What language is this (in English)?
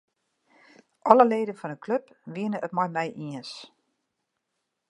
Western Frisian